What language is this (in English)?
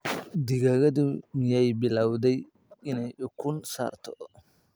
Somali